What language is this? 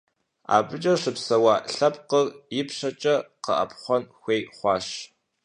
Kabardian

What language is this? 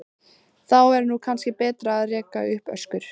Icelandic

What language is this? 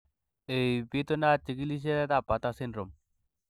Kalenjin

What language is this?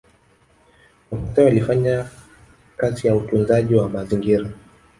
Swahili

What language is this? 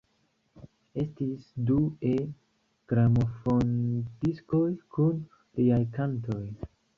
Esperanto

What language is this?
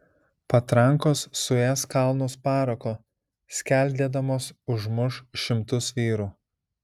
Lithuanian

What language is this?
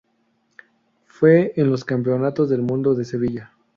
Spanish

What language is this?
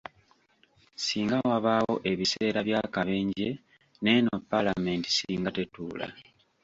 Ganda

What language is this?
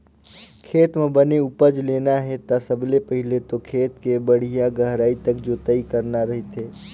Chhattisgarhi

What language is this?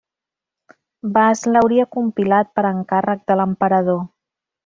Catalan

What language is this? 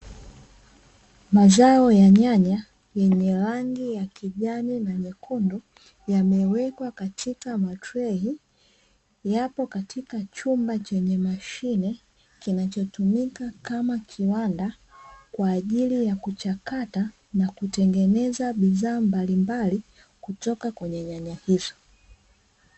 Swahili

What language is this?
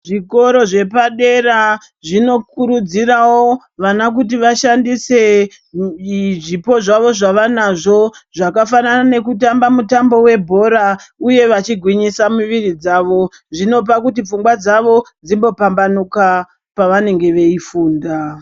Ndau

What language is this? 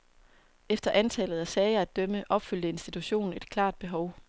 Danish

